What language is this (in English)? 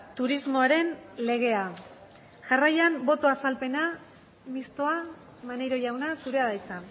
Basque